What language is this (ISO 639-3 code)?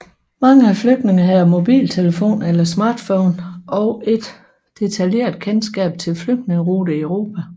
dan